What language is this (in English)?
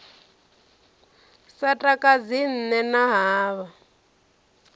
Venda